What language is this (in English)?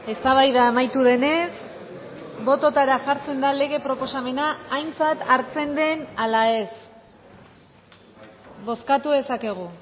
Basque